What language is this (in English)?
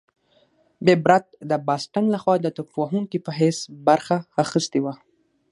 Pashto